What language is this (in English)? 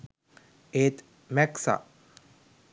Sinhala